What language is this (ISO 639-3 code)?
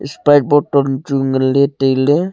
nnp